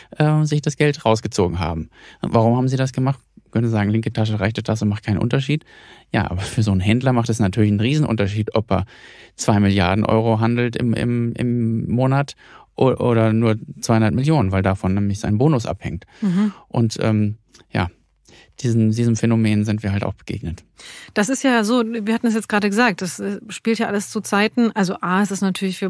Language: German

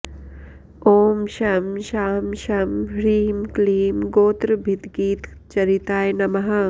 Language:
Sanskrit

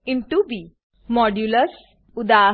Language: Gujarati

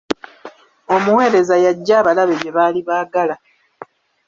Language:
Ganda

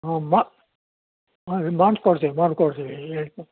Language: Kannada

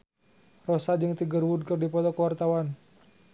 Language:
Sundanese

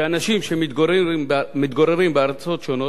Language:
Hebrew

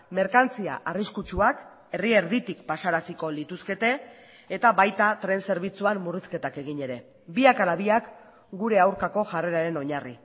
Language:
Basque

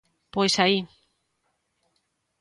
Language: Galician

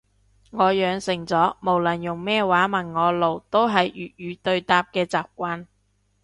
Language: Cantonese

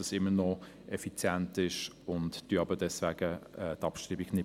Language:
Swiss German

